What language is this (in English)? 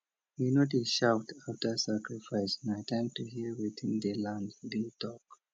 Nigerian Pidgin